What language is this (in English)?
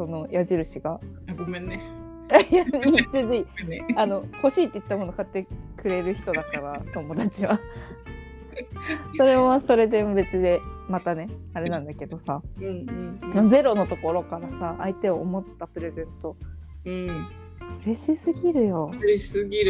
Japanese